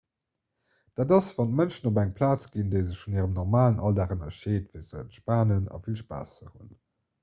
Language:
Luxembourgish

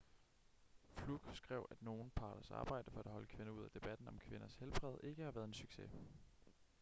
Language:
Danish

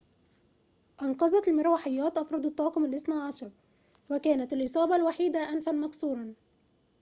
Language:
Arabic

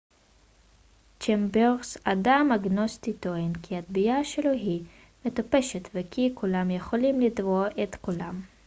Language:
Hebrew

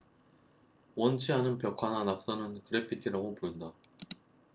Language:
Korean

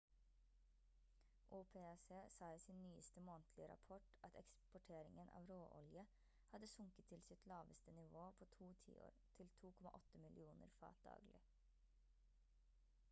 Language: Norwegian Bokmål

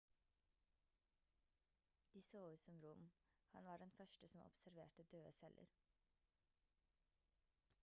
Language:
Norwegian Bokmål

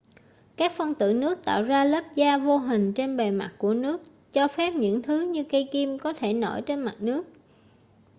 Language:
Vietnamese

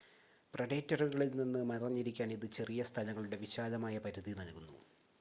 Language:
Malayalam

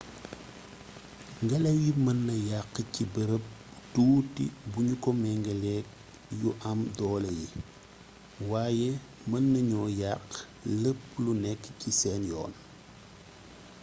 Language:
Wolof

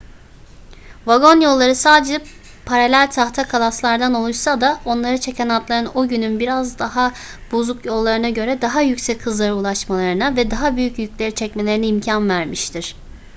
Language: Turkish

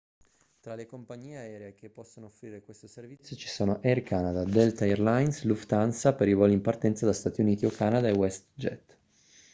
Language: Italian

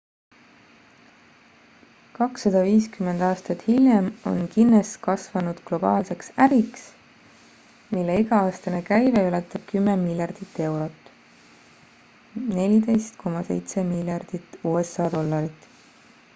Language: Estonian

